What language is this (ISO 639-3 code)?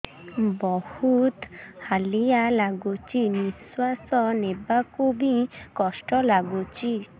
ori